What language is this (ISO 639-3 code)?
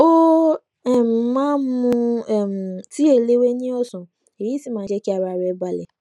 yor